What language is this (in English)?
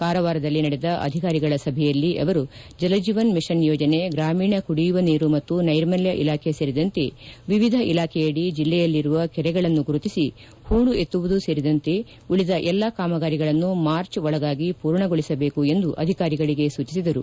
Kannada